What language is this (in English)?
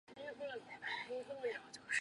Chinese